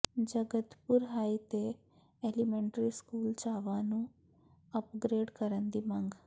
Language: Punjabi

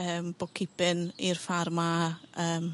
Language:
Welsh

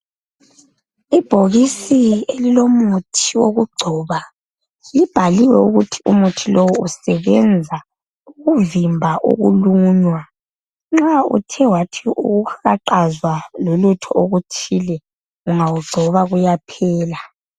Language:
North Ndebele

